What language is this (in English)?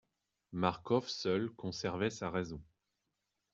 French